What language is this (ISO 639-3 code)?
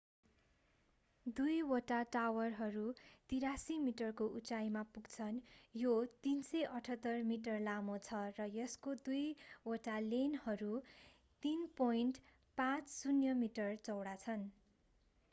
nep